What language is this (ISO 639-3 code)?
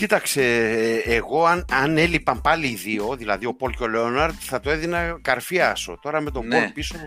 ell